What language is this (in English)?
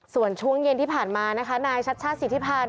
Thai